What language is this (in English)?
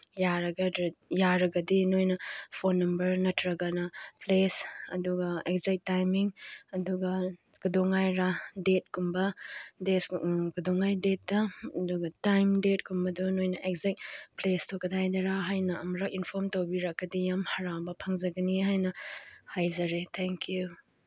Manipuri